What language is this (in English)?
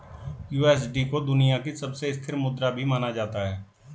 Hindi